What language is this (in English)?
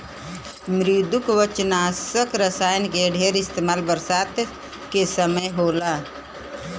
Bhojpuri